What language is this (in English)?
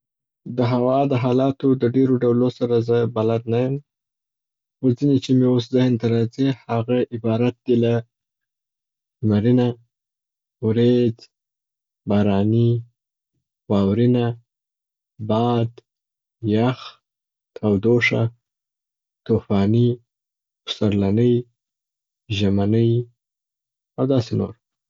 Southern Pashto